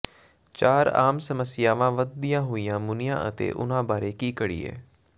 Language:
Punjabi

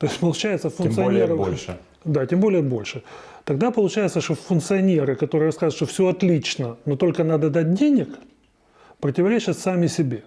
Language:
Russian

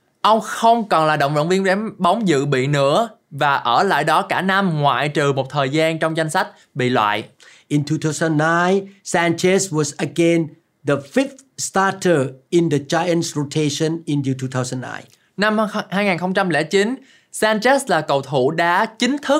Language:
Vietnamese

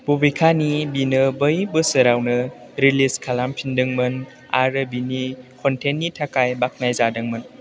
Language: Bodo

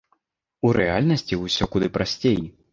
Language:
Belarusian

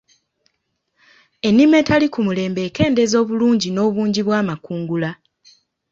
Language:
Ganda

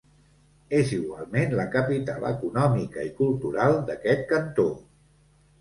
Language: Catalan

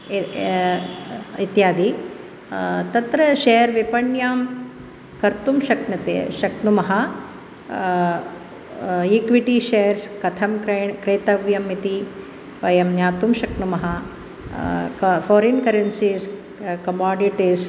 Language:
Sanskrit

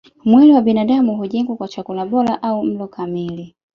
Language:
Swahili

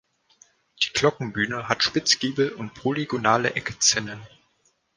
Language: German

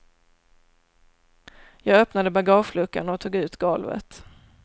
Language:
Swedish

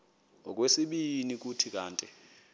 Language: Xhosa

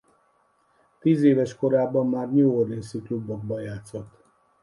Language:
Hungarian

